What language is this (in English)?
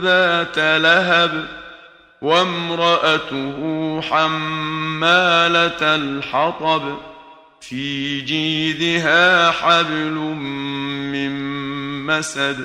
Arabic